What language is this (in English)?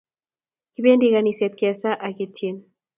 Kalenjin